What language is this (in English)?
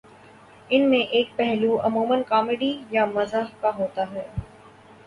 Urdu